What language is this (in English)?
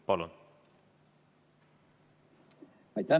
Estonian